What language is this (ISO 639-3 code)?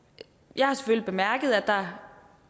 dan